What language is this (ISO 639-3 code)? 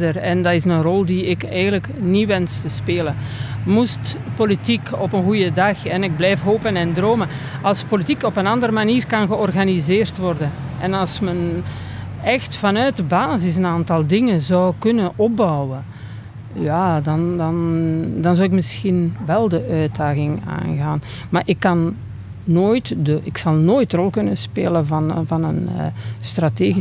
nld